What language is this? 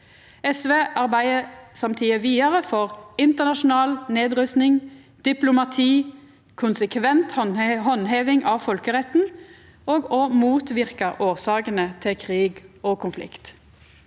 Norwegian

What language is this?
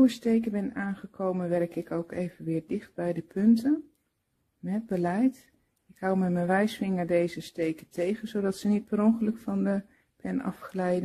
Dutch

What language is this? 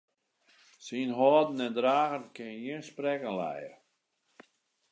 Western Frisian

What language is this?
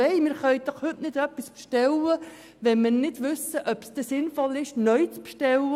Swiss German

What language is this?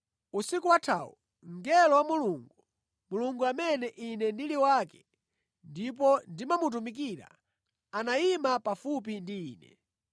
Nyanja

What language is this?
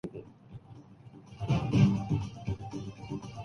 Urdu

